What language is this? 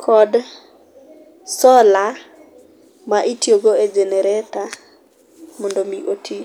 Luo (Kenya and Tanzania)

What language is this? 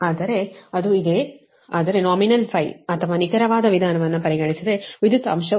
Kannada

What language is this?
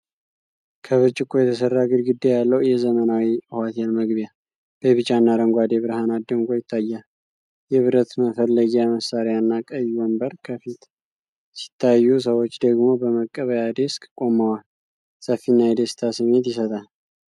Amharic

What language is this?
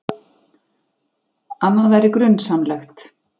Icelandic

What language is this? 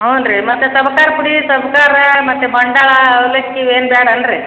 Kannada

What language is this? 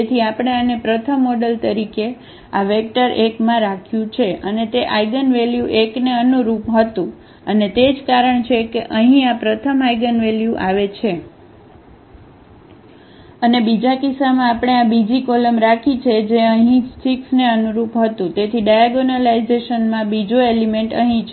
Gujarati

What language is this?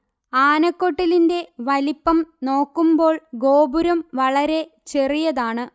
Malayalam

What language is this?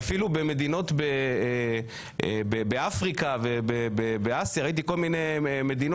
Hebrew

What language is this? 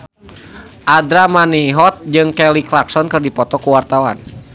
Sundanese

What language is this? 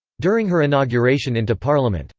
English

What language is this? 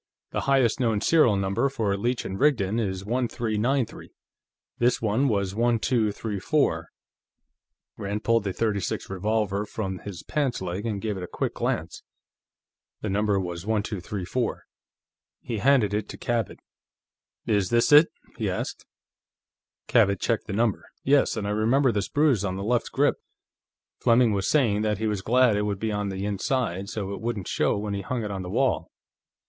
English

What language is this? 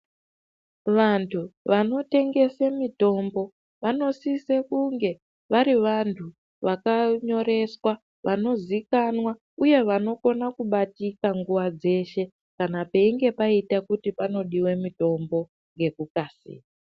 Ndau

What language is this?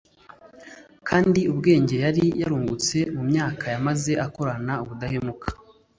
Kinyarwanda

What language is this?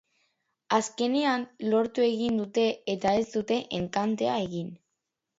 Basque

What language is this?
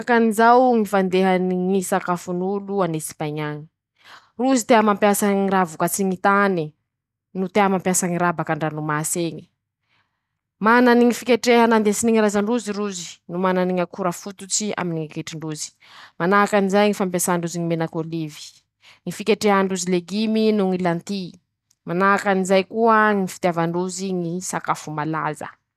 Masikoro Malagasy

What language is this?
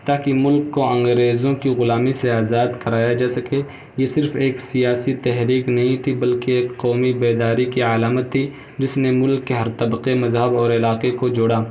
Urdu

